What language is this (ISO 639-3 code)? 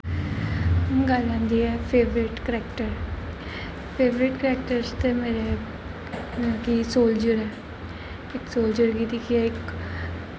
doi